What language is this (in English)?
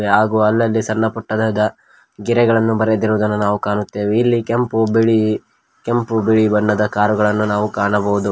Kannada